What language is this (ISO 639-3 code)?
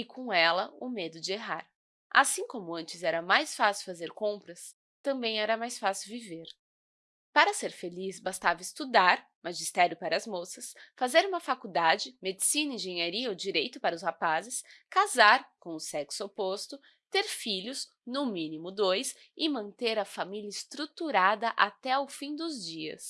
por